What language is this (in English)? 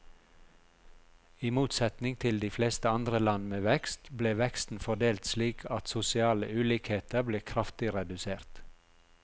Norwegian